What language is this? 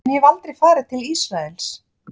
Icelandic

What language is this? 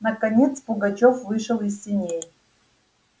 Russian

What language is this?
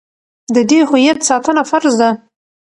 Pashto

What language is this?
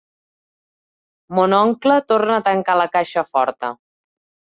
Catalan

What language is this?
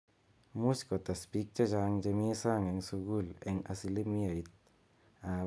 Kalenjin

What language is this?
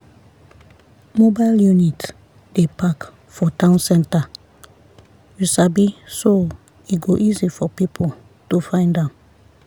Nigerian Pidgin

